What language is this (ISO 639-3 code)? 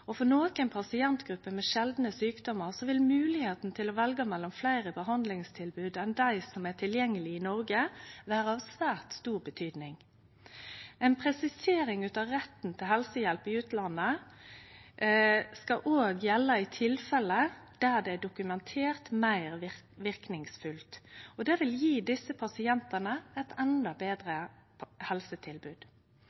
nno